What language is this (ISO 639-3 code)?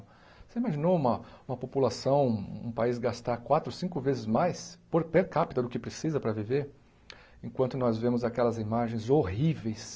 por